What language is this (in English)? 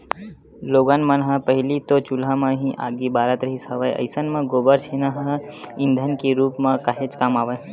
Chhattisgarhi